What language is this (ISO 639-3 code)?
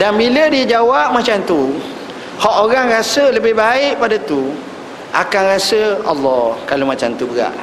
msa